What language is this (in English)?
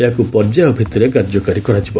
Odia